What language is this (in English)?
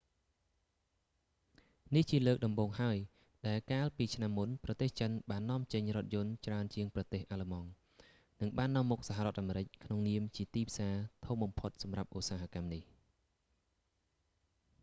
Khmer